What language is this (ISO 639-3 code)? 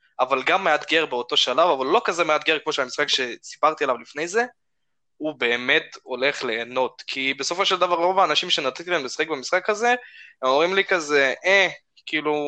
heb